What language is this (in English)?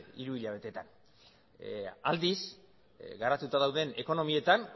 Basque